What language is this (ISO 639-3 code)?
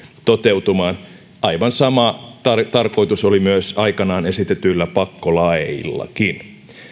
fin